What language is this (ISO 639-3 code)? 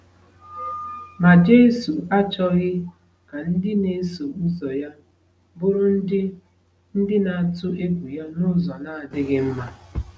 ibo